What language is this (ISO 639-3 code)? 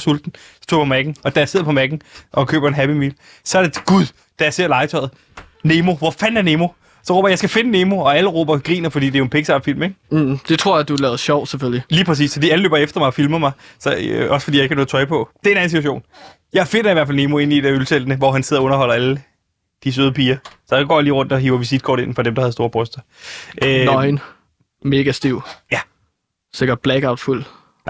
dan